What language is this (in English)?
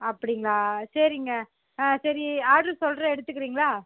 Tamil